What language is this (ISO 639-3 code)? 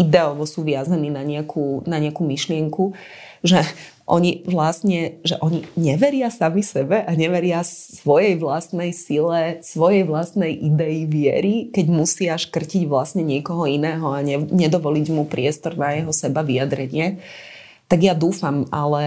slk